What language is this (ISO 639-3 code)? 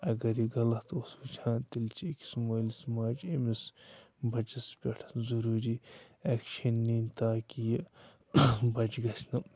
kas